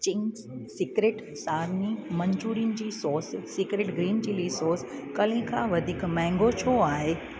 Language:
Sindhi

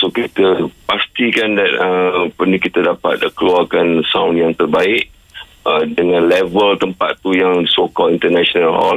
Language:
Malay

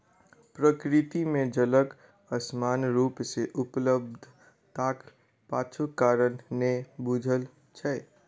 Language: Maithili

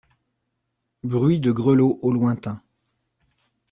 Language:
French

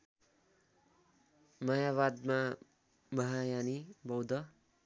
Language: Nepali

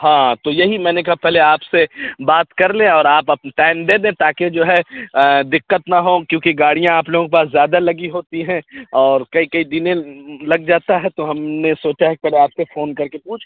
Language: Urdu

